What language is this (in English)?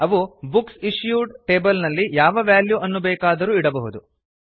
Kannada